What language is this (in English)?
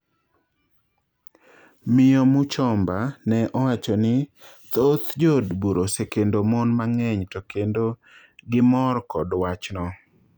Luo (Kenya and Tanzania)